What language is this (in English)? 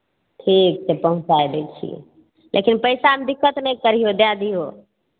Maithili